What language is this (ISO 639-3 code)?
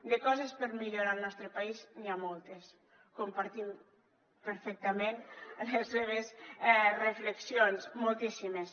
cat